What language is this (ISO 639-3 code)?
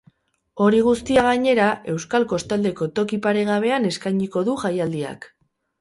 eus